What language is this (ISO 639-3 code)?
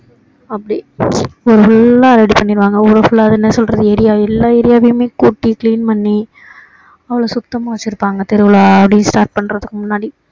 tam